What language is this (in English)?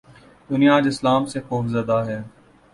Urdu